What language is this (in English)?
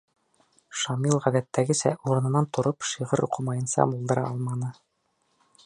Bashkir